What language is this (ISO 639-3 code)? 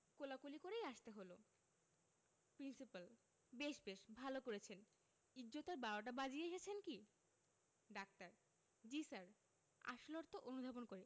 ben